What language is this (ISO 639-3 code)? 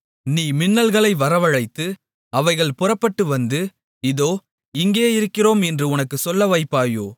tam